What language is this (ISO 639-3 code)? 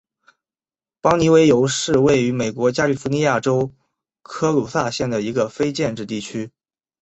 zho